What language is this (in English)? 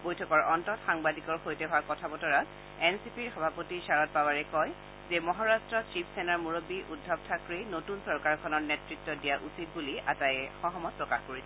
Assamese